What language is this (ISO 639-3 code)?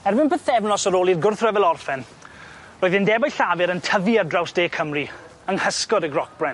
cym